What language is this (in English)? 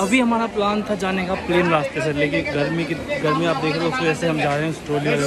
Hindi